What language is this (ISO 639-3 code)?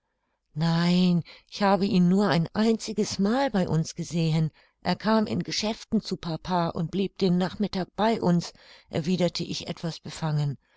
deu